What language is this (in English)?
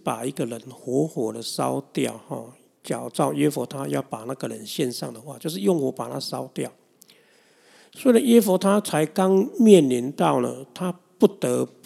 Chinese